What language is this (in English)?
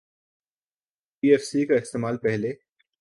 Urdu